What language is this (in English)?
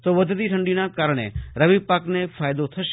Gujarati